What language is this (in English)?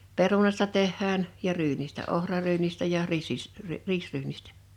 Finnish